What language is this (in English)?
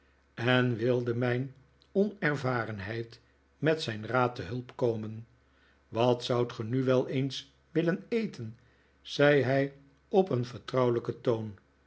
Dutch